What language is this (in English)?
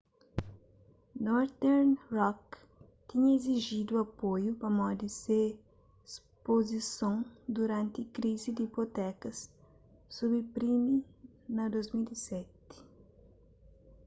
Kabuverdianu